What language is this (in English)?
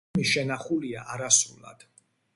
Georgian